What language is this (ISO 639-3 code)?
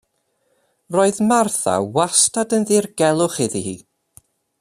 cym